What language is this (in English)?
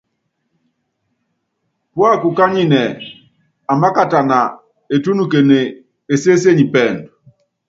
Yangben